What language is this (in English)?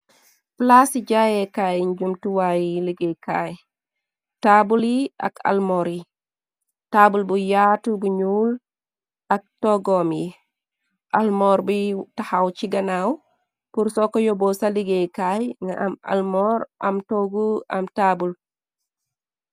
Wolof